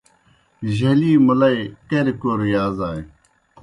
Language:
Kohistani Shina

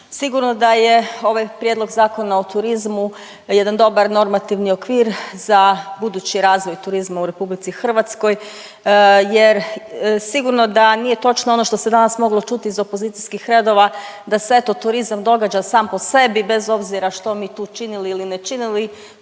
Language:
Croatian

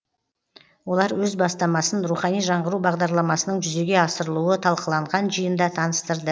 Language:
Kazakh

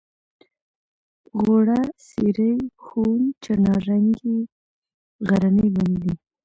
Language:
Pashto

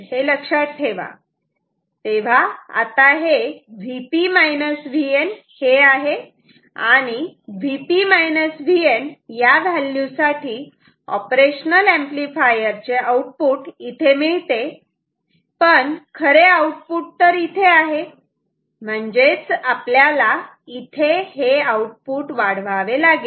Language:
Marathi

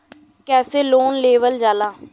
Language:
Bhojpuri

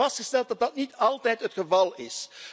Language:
Dutch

